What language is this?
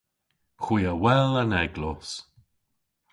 Cornish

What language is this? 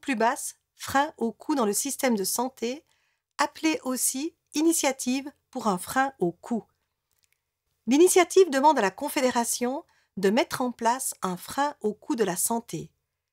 French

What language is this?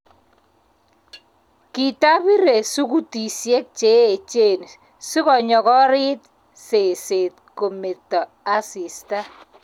Kalenjin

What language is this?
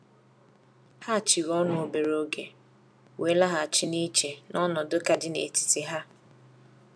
Igbo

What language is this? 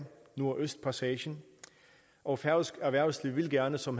Danish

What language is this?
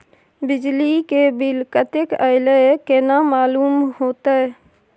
Maithili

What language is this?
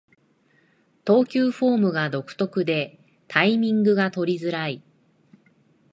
Japanese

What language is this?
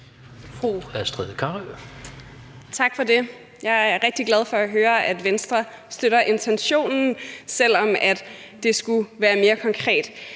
Danish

